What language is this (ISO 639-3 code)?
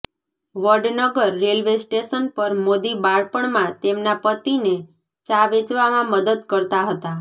guj